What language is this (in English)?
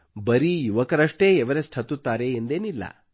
Kannada